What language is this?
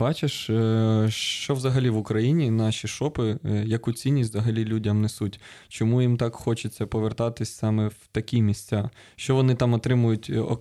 Ukrainian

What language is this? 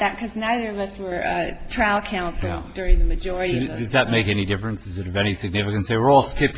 English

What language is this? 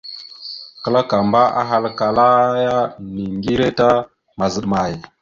Mada (Cameroon)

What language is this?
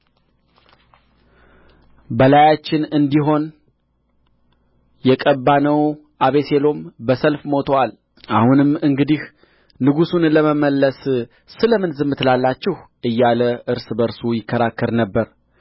Amharic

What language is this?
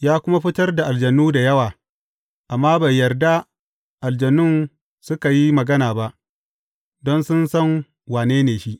Hausa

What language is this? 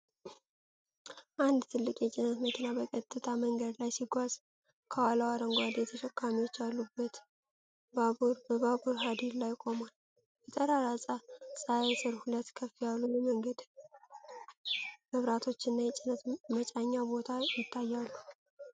Amharic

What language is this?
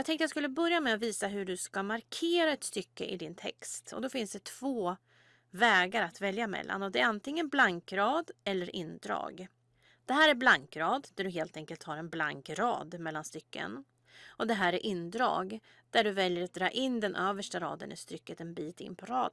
Swedish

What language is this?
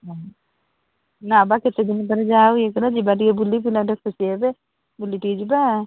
Odia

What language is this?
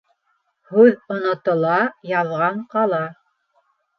Bashkir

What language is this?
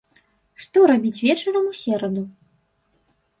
Belarusian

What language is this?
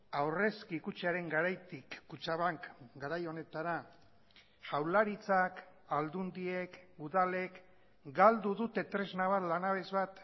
Basque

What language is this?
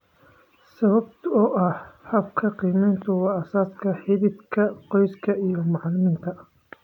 Somali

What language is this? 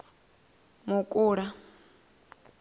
Venda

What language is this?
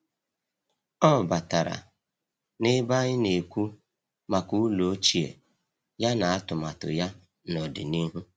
Igbo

